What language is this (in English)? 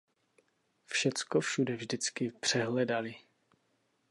Czech